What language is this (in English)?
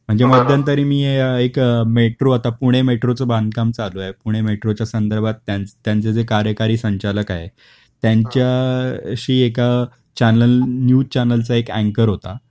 Marathi